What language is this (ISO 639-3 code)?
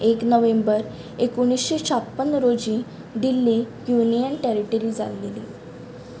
kok